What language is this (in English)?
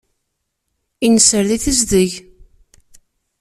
Kabyle